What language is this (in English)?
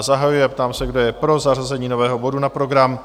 Czech